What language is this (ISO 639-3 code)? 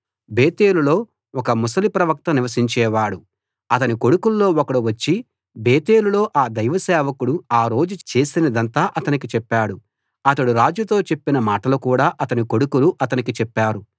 tel